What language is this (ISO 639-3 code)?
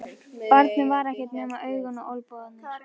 isl